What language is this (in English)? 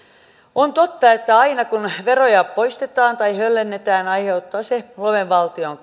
Finnish